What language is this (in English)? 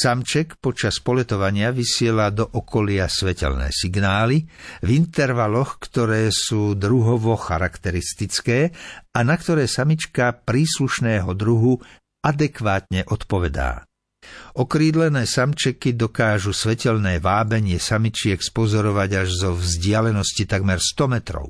Slovak